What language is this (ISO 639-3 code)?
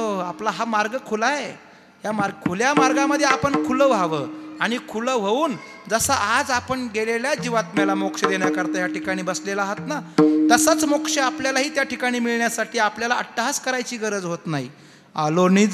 ara